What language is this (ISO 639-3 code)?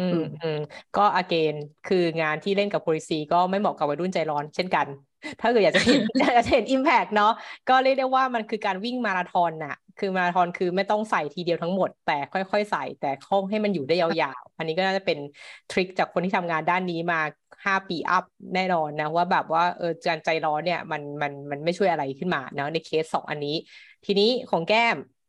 tha